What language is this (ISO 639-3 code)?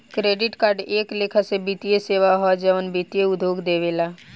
bho